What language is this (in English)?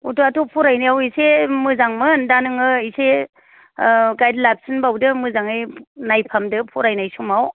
Bodo